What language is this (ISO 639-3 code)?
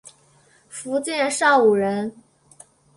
zho